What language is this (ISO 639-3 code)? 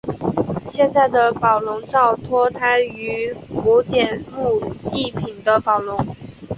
zho